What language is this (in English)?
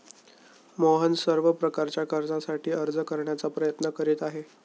Marathi